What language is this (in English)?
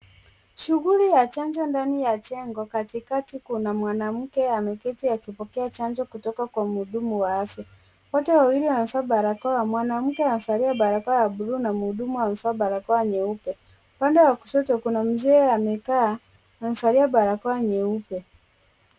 Swahili